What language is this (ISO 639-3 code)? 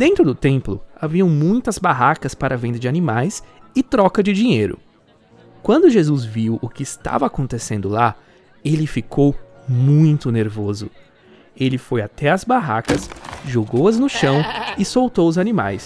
por